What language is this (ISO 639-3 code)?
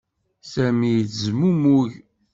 kab